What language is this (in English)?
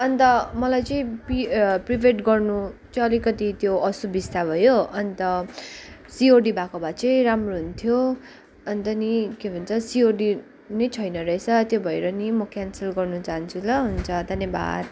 Nepali